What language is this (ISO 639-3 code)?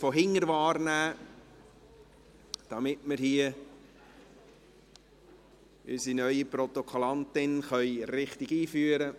gsw